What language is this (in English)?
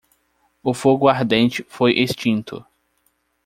Portuguese